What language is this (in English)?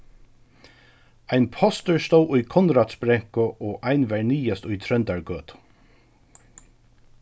Faroese